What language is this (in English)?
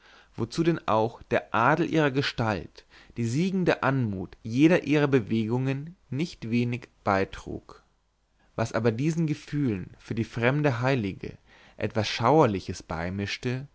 German